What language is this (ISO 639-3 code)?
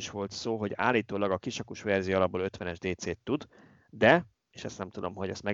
hun